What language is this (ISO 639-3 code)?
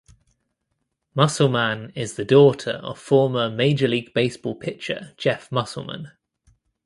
eng